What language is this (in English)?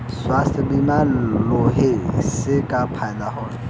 Bhojpuri